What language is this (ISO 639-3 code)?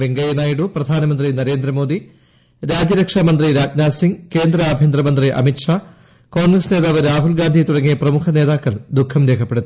mal